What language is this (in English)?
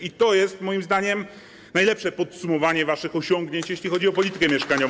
Polish